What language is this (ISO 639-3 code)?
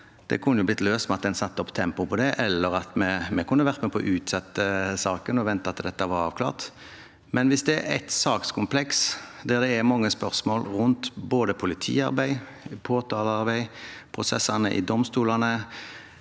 nor